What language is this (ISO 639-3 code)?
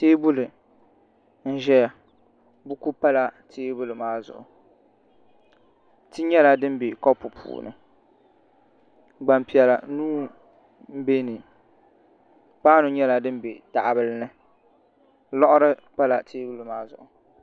dag